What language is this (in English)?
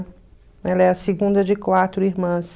Portuguese